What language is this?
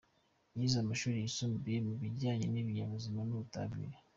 Kinyarwanda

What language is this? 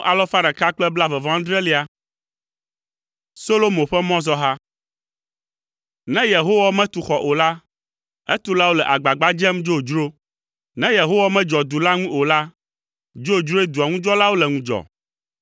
Ewe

